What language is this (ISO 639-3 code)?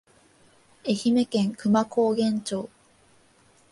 jpn